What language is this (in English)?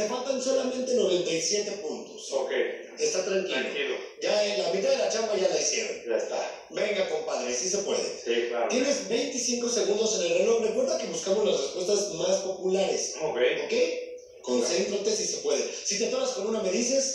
Spanish